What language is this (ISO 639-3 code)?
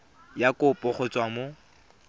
tsn